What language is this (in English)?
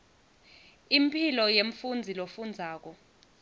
Swati